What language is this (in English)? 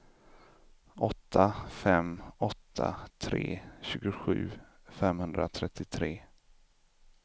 Swedish